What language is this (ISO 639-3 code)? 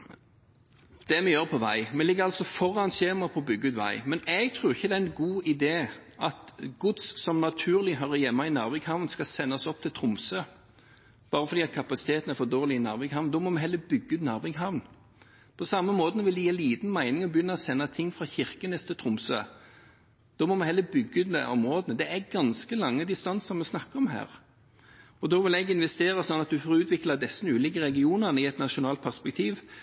nob